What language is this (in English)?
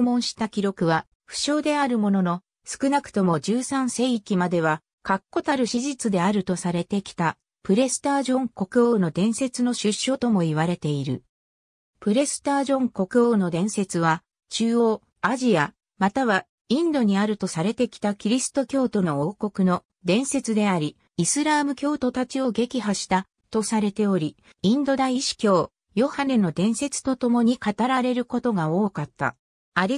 Japanese